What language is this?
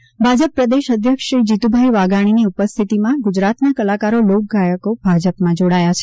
Gujarati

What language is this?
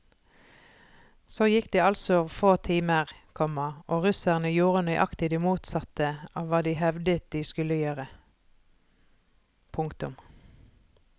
Norwegian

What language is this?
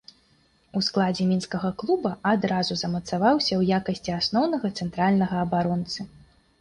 Belarusian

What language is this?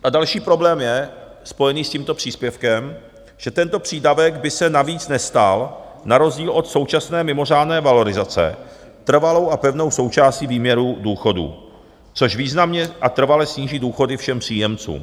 Czech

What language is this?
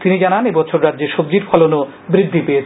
Bangla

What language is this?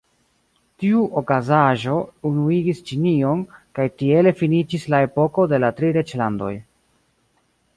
Esperanto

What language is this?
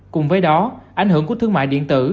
Vietnamese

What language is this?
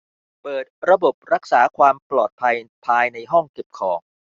Thai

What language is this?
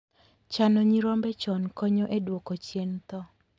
Luo (Kenya and Tanzania)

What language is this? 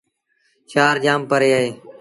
Sindhi Bhil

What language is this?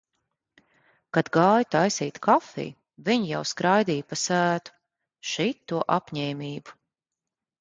Latvian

